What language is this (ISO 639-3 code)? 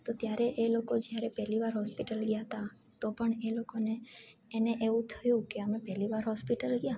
guj